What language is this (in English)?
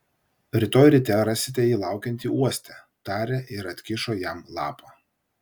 Lithuanian